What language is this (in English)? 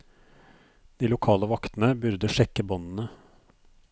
Norwegian